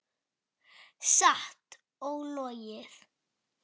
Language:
Icelandic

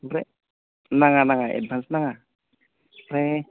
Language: Bodo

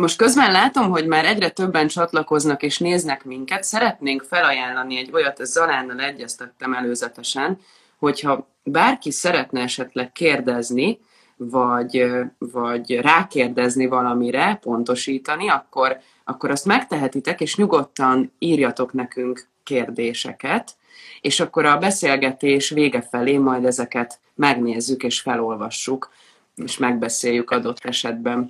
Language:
Hungarian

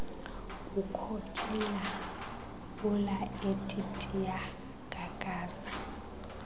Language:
Xhosa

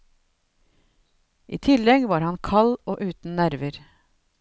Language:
Norwegian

